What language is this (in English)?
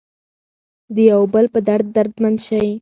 Pashto